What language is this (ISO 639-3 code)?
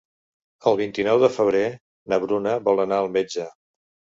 cat